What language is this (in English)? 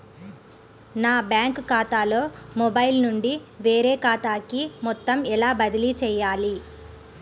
Telugu